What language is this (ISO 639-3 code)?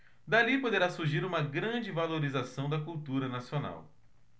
por